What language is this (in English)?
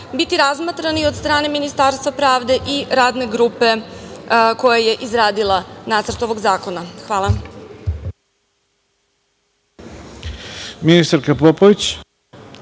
Serbian